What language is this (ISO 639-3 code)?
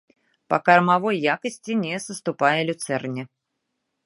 bel